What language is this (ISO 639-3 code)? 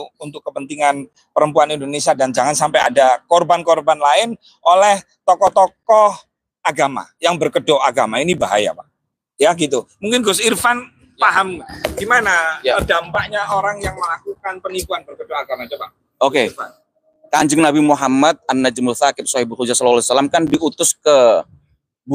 ind